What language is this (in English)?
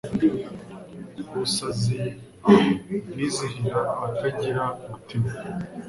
Kinyarwanda